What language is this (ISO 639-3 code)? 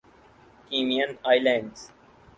urd